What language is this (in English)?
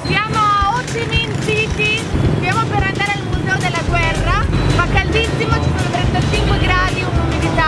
Italian